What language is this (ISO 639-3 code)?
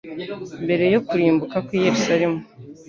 kin